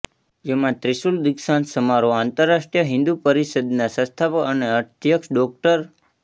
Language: Gujarati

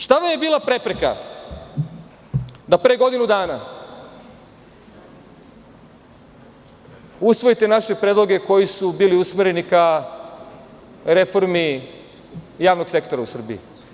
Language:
Serbian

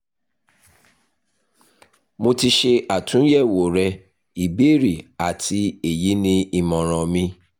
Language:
Yoruba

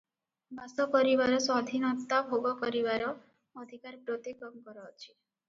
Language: Odia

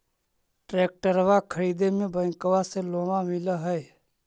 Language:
Magahi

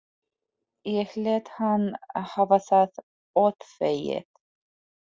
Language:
Icelandic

